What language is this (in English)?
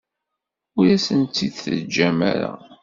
Kabyle